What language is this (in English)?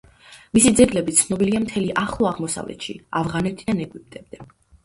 Georgian